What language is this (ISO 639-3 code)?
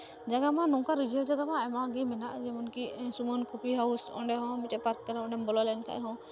sat